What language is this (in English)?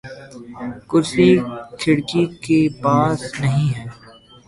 Urdu